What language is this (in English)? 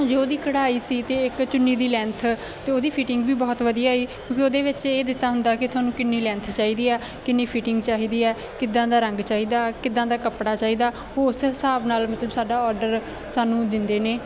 Punjabi